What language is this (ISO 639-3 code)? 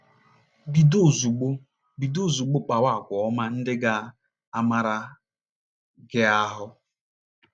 ibo